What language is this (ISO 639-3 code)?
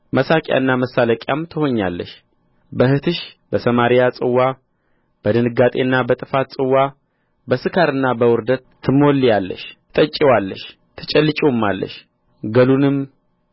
amh